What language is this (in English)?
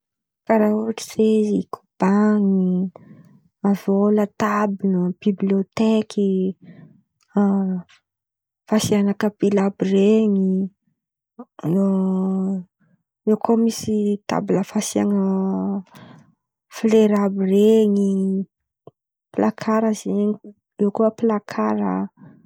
Antankarana Malagasy